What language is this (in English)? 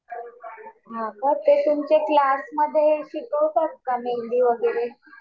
Marathi